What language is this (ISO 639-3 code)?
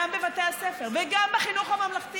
heb